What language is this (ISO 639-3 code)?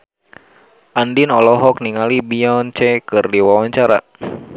sun